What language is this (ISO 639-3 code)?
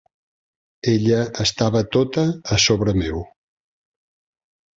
cat